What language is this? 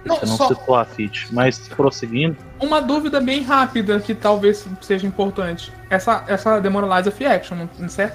Portuguese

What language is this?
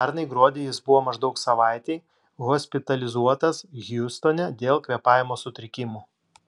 Lithuanian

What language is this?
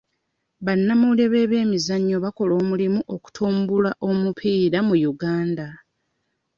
Ganda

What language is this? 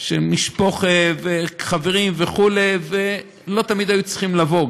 Hebrew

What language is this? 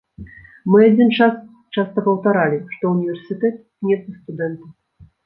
Belarusian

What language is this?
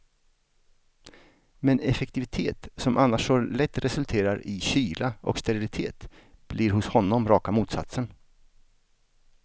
Swedish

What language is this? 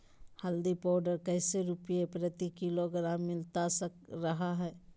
Magahi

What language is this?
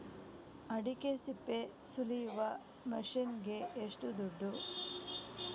Kannada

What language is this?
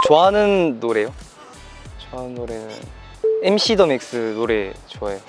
Korean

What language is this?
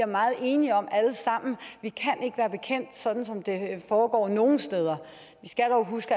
Danish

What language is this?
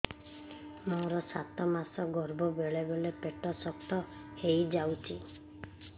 Odia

